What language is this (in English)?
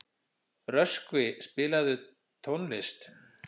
Icelandic